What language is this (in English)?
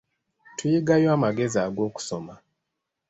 Ganda